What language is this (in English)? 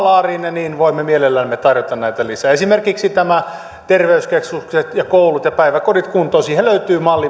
Finnish